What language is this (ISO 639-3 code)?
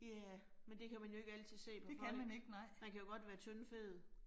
dan